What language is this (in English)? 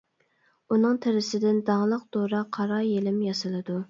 Uyghur